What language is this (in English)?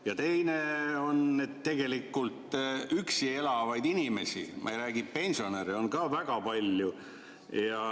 Estonian